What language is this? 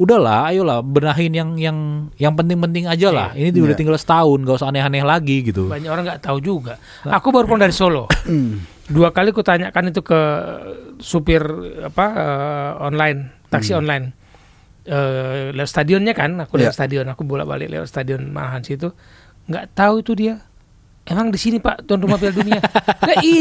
Indonesian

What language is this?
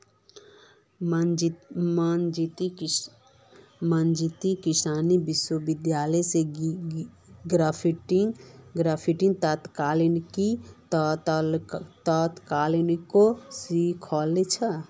Magahi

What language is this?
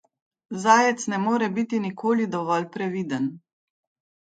Slovenian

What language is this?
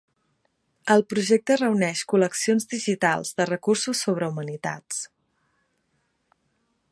Catalan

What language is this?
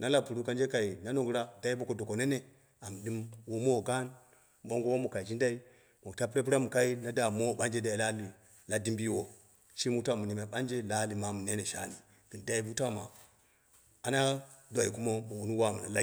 Dera (Nigeria)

